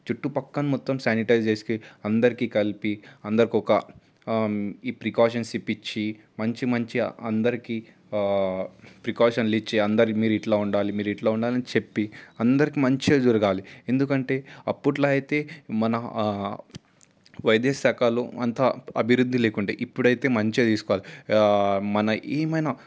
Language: Telugu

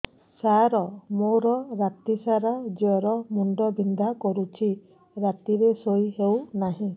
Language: Odia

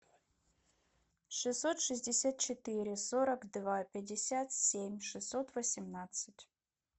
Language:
Russian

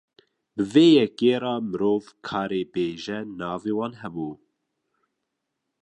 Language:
Kurdish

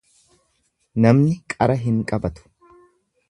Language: Oromo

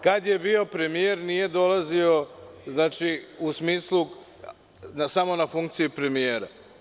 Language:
Serbian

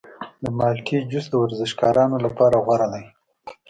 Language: Pashto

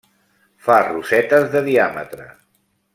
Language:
Catalan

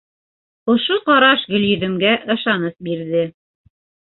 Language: Bashkir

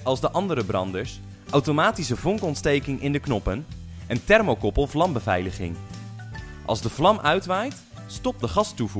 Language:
Dutch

